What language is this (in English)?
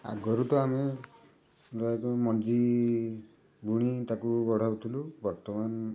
Odia